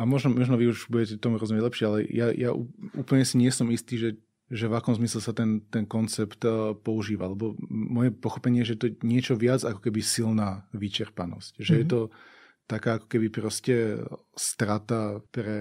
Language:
Slovak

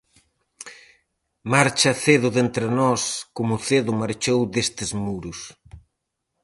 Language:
Galician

